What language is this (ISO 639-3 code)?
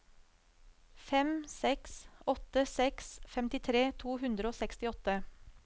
nor